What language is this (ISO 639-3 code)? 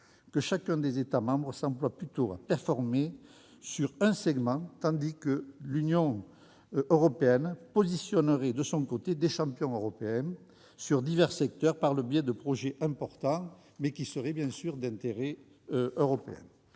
fra